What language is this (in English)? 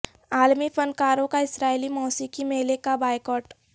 Urdu